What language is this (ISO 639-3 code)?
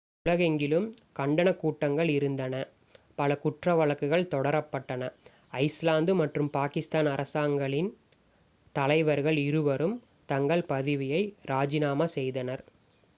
tam